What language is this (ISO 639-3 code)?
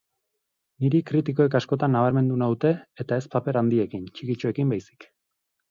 eus